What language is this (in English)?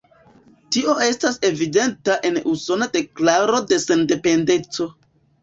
Esperanto